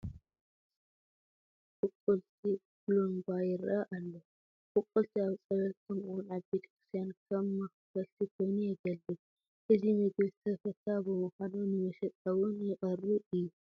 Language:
Tigrinya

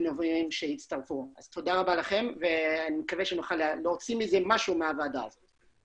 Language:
Hebrew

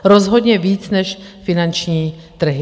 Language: Czech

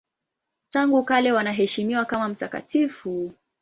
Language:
Swahili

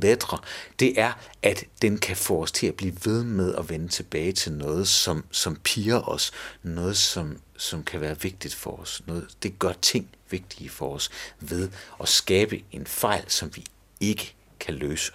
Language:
Danish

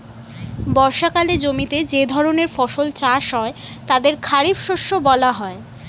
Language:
Bangla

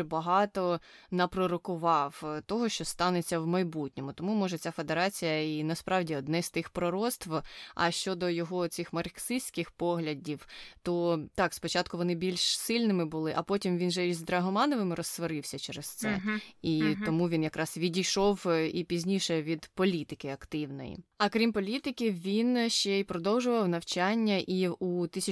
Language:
Ukrainian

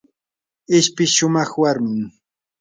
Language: Yanahuanca Pasco Quechua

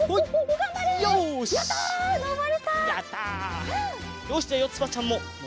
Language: Japanese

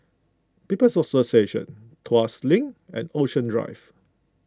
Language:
English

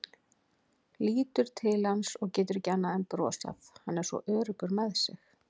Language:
Icelandic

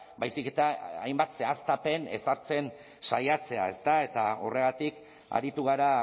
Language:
Basque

